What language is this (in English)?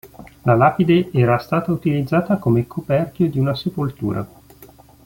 Italian